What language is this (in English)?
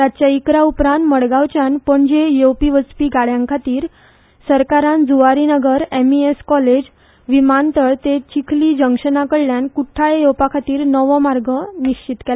Konkani